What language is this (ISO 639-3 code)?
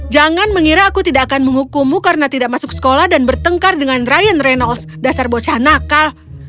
ind